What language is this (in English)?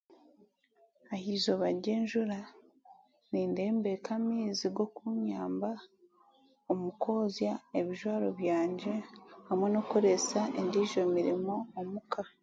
Chiga